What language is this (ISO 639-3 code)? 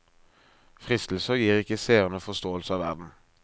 nor